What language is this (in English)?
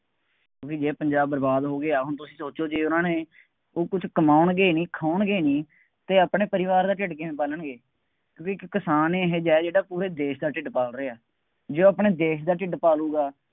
Punjabi